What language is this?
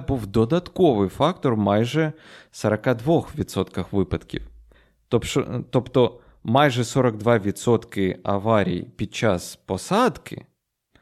Ukrainian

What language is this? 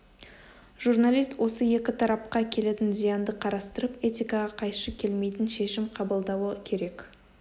Kazakh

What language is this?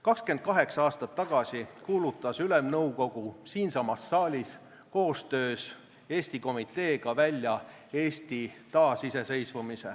Estonian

